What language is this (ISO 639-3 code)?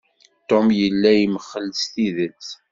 kab